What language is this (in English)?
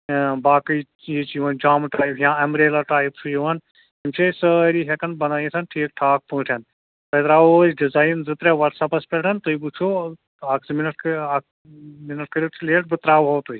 Kashmiri